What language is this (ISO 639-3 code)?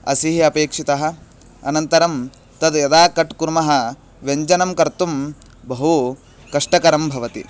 san